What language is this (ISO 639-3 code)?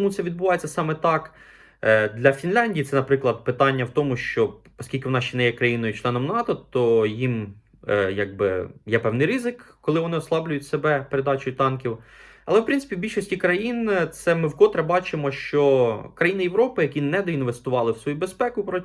ukr